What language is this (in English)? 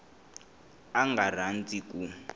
Tsonga